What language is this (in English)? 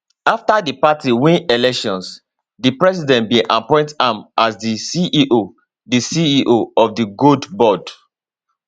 Nigerian Pidgin